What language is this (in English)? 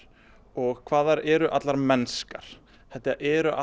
Icelandic